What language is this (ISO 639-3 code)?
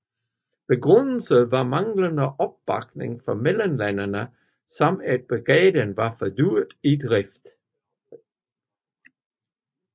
dan